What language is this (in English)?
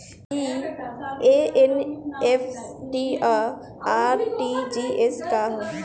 Bhojpuri